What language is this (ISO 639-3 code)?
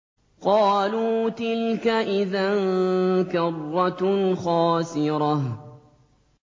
ara